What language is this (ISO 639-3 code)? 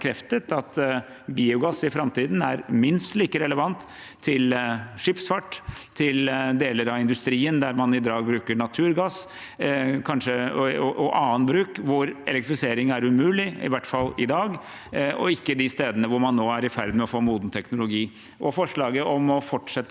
nor